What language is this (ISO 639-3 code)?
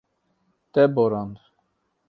kur